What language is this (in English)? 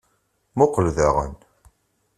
Kabyle